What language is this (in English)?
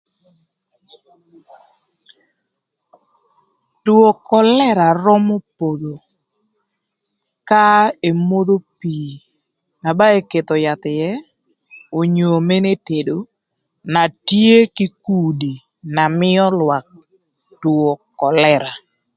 Thur